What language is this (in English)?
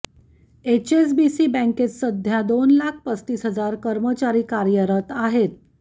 Marathi